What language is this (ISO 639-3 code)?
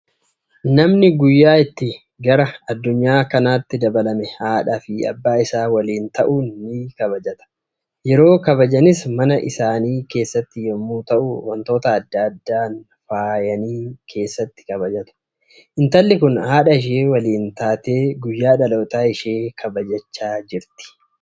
orm